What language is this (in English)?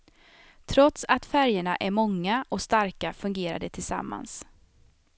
Swedish